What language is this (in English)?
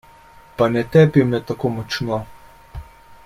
Slovenian